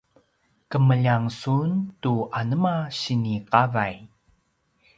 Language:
Paiwan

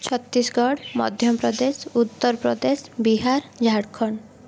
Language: Odia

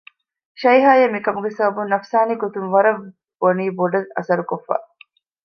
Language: Divehi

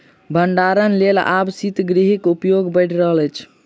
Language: Maithili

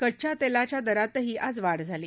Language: Marathi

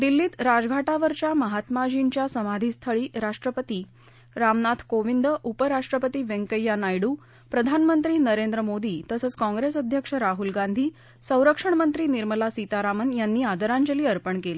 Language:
Marathi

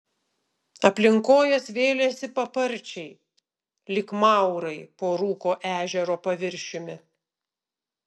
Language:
Lithuanian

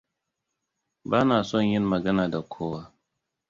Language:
Hausa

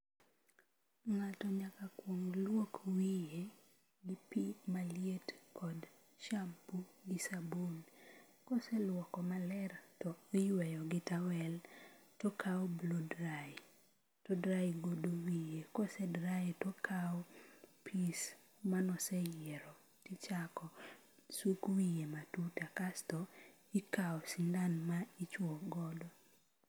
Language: Luo (Kenya and Tanzania)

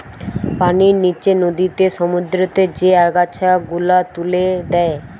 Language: Bangla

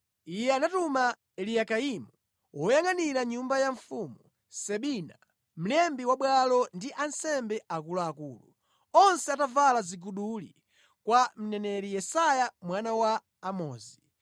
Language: Nyanja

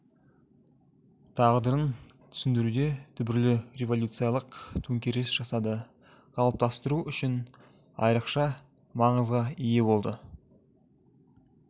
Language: Kazakh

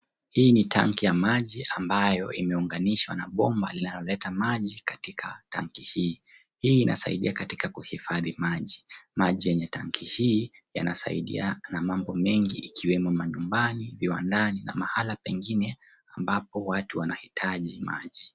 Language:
Swahili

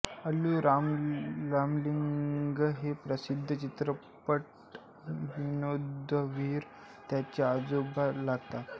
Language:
Marathi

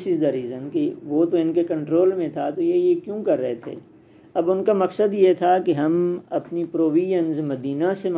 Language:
Hindi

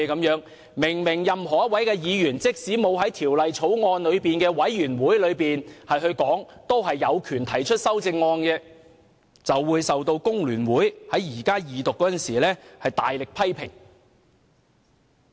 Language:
Cantonese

